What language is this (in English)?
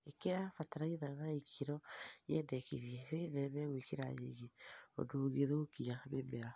Kikuyu